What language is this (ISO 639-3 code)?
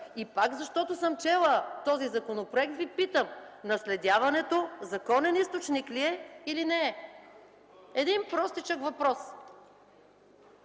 bul